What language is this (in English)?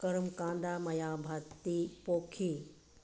Manipuri